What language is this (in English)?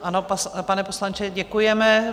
Czech